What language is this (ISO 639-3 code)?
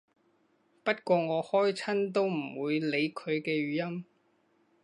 yue